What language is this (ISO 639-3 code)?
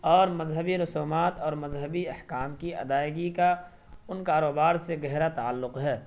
urd